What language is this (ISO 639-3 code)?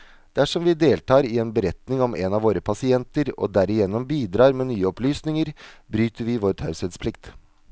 nor